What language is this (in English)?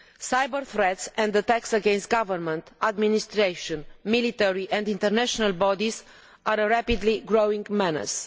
English